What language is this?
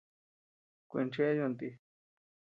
Tepeuxila Cuicatec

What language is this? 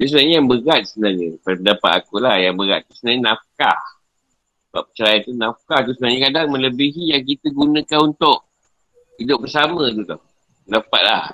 Malay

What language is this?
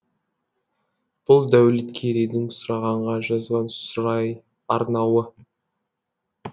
Kazakh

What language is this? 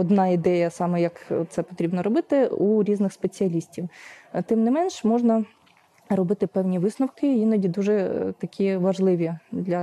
Ukrainian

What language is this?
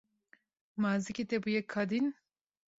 Kurdish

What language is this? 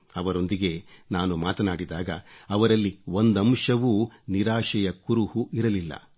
Kannada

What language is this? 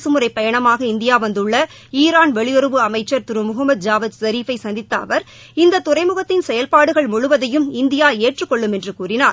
Tamil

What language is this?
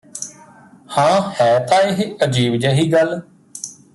Punjabi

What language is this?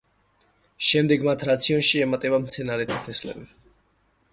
Georgian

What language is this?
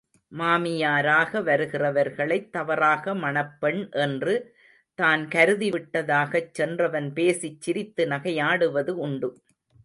Tamil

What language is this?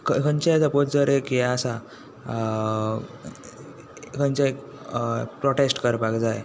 Konkani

